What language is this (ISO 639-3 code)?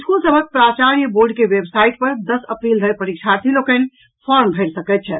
mai